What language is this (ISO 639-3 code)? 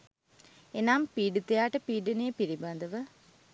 sin